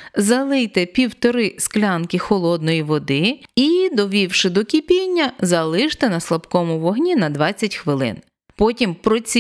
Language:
Ukrainian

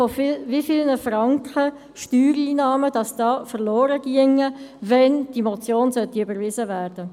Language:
Swiss German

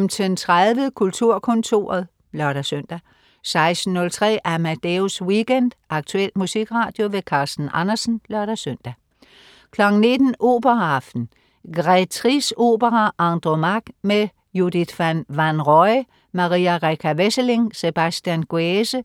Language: Danish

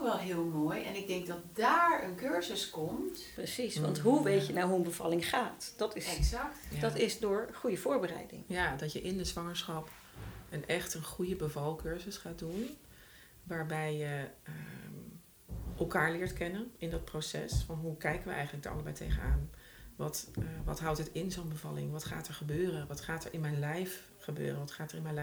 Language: Dutch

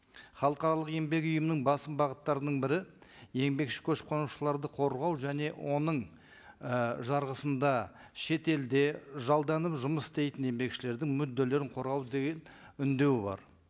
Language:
Kazakh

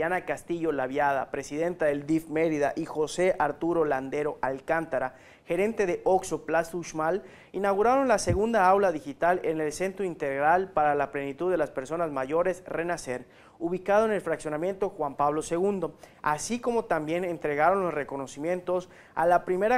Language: Spanish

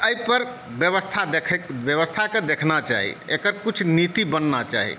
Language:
Maithili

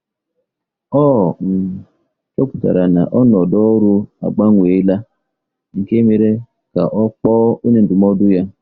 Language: Igbo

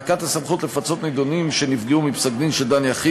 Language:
Hebrew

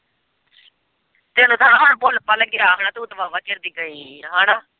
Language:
Punjabi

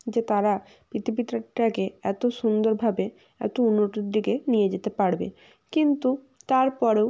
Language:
Bangla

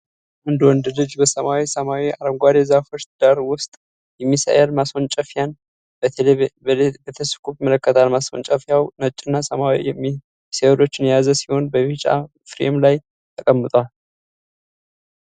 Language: Amharic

